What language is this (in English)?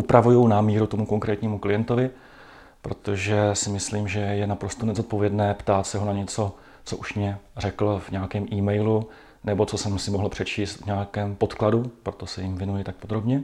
Czech